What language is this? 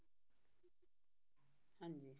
Punjabi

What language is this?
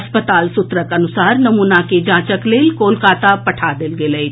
Maithili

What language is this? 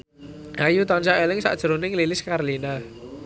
Javanese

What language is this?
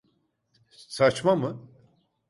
Turkish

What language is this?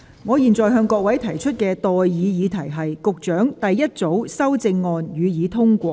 Cantonese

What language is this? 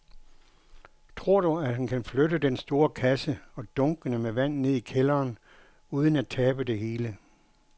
Danish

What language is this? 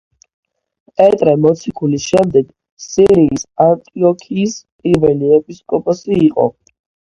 Georgian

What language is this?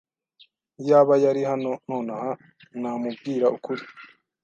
Kinyarwanda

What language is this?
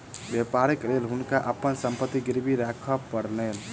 Maithili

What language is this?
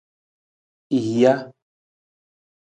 Nawdm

